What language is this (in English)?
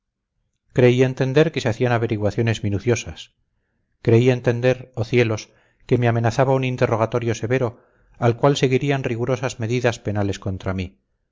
Spanish